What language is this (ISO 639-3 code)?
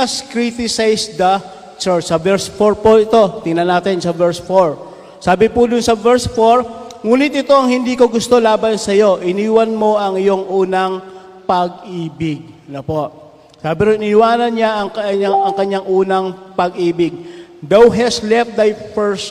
fil